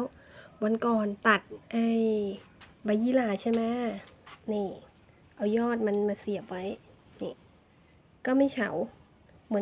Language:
Thai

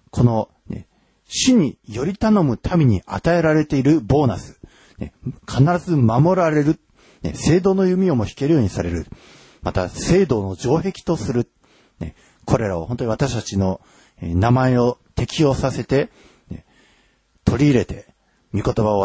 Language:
Japanese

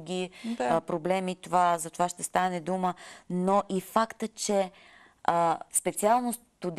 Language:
Bulgarian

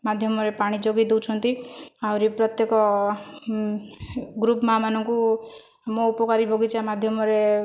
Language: Odia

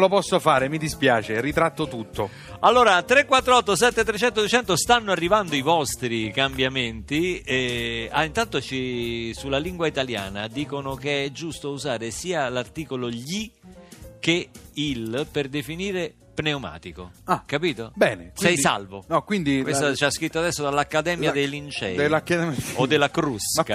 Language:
Italian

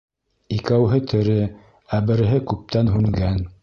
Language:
Bashkir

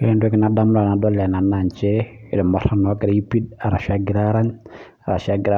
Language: Masai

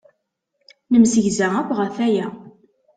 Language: Kabyle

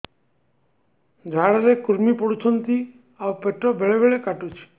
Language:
Odia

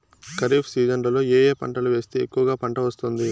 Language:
Telugu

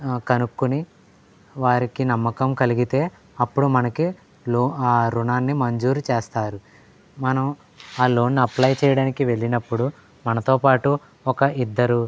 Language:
Telugu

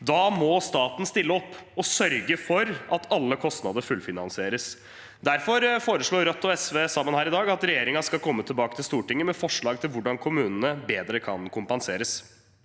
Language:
Norwegian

